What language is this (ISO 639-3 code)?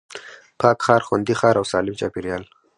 pus